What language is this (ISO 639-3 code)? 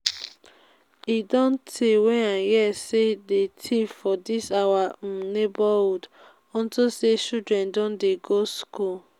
pcm